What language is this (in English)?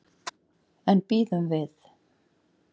Icelandic